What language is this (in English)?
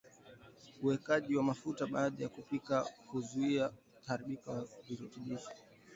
Swahili